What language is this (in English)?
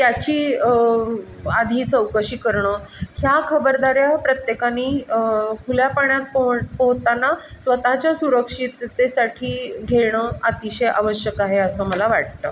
Marathi